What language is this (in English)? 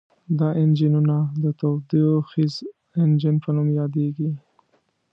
Pashto